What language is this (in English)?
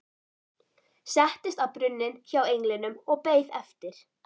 Icelandic